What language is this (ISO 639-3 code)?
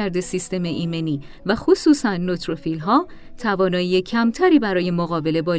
fas